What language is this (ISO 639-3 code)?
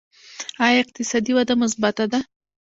pus